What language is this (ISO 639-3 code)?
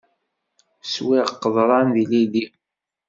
kab